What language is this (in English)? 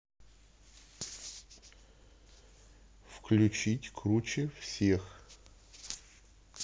Russian